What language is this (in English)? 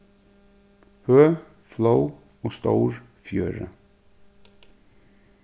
Faroese